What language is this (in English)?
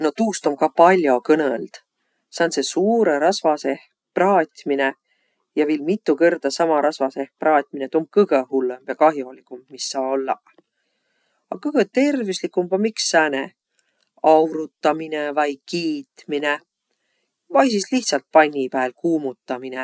Võro